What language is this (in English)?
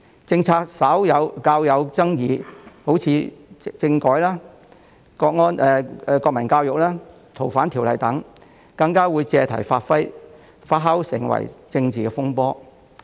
Cantonese